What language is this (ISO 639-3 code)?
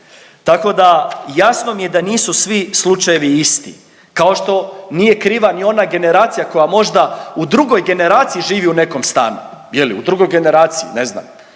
hrv